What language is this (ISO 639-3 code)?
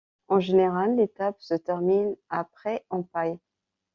fra